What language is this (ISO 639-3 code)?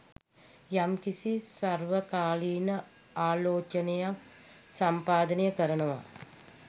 sin